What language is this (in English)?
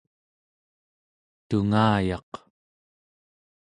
Central Yupik